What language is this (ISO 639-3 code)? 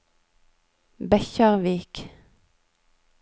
nor